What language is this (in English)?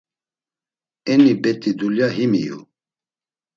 Laz